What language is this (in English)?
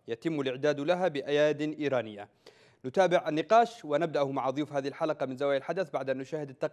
Arabic